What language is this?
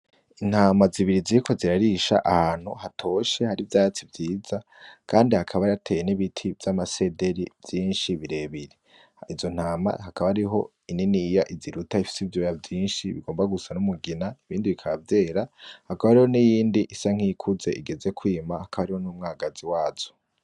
Rundi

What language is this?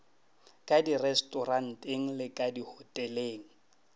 Northern Sotho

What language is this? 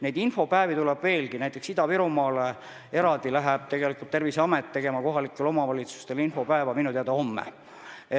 Estonian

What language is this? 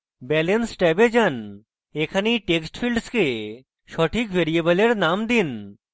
Bangla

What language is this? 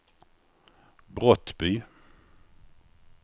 Swedish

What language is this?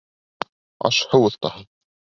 Bashkir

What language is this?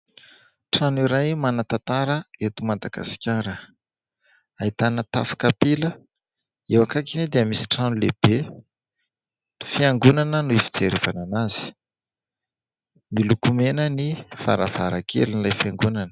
Malagasy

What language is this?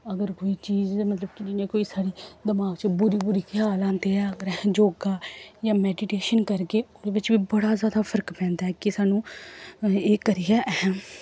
Dogri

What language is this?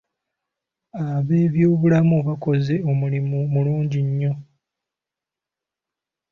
Ganda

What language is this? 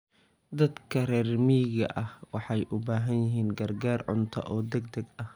Somali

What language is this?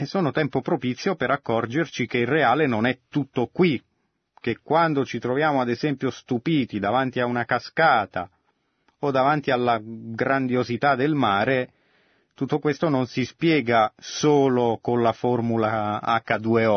Italian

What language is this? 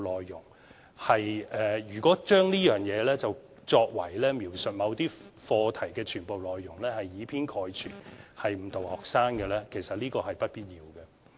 Cantonese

